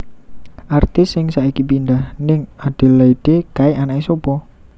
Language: Javanese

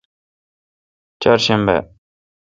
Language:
Kalkoti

